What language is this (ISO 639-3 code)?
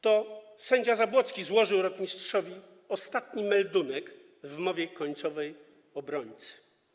pol